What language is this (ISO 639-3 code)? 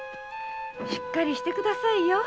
jpn